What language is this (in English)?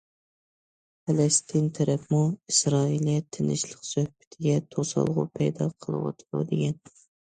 Uyghur